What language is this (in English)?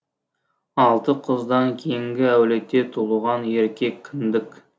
Kazakh